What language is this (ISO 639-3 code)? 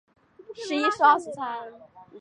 zho